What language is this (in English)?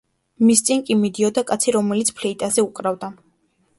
Georgian